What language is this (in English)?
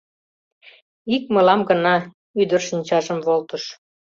Mari